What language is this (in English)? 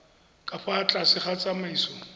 Tswana